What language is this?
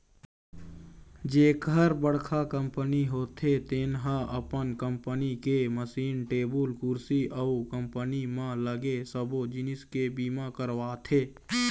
Chhattisgarhi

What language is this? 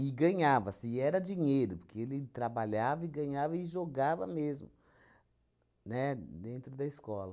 Portuguese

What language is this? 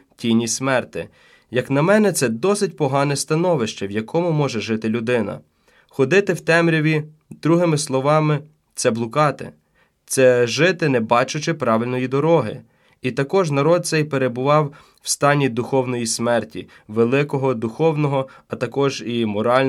Ukrainian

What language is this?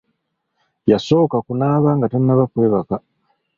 Ganda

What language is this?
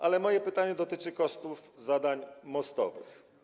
Polish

